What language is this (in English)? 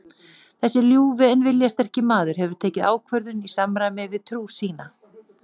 Icelandic